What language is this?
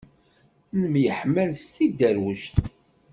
Kabyle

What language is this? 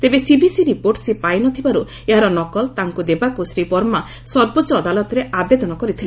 Odia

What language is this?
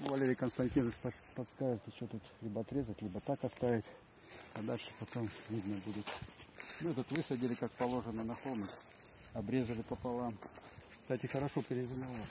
Russian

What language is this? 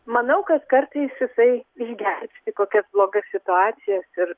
Lithuanian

